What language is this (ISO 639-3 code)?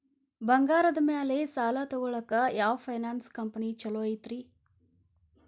kan